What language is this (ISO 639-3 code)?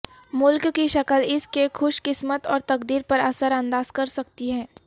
urd